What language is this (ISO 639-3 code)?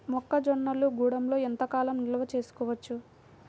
tel